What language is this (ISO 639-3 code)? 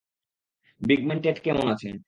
ben